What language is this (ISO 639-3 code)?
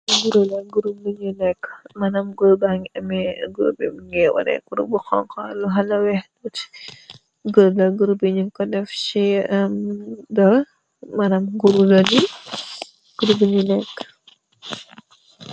wol